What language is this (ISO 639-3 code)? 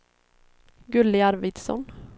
swe